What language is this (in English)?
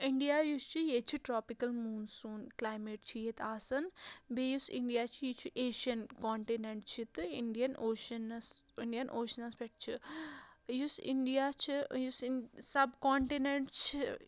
Kashmiri